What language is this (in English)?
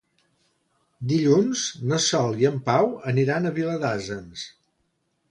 Catalan